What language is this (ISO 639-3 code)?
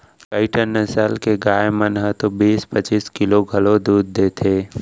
hne